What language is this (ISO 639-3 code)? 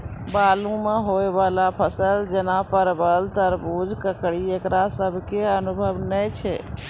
mai